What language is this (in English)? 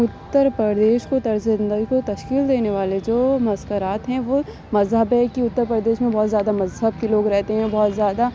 Urdu